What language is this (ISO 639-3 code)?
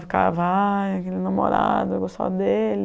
por